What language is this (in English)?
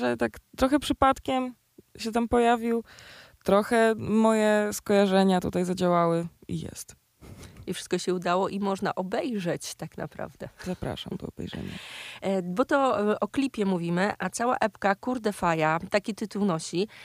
Polish